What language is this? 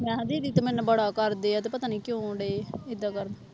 Punjabi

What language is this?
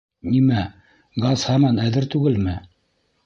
Bashkir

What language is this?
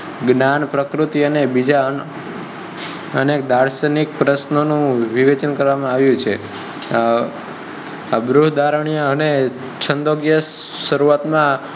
Gujarati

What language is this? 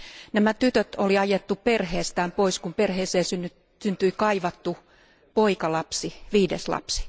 Finnish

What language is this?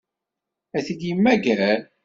Kabyle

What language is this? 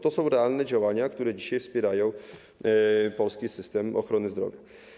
Polish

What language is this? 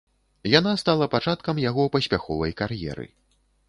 Belarusian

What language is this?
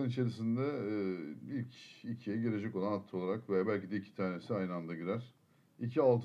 Turkish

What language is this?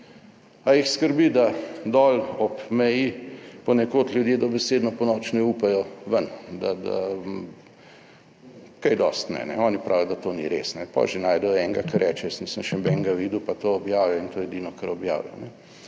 Slovenian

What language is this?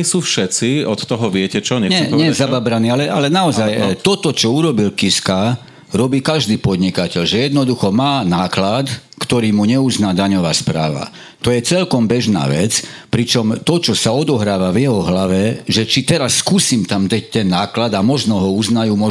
Slovak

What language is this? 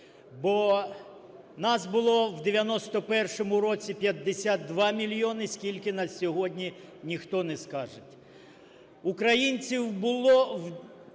Ukrainian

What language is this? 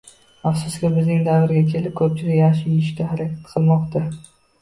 Uzbek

